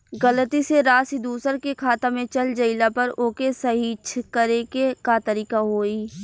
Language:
Bhojpuri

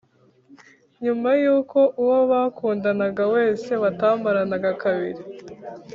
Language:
Kinyarwanda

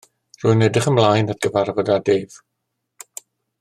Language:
Welsh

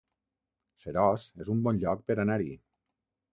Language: Catalan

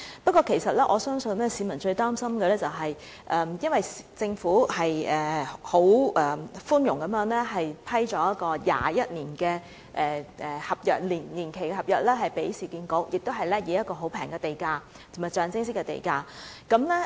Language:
Cantonese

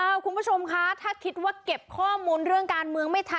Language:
Thai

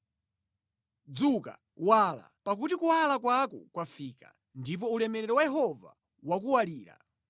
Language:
Nyanja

